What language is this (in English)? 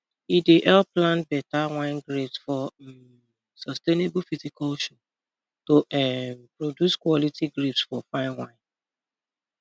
Nigerian Pidgin